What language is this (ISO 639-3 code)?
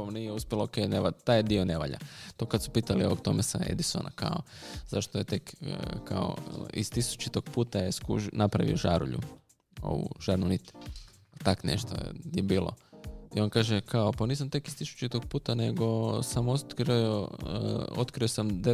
hrv